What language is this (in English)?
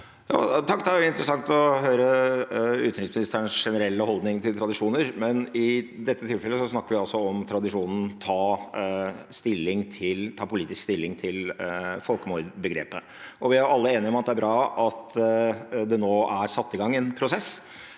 Norwegian